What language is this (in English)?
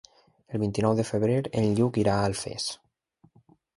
Catalan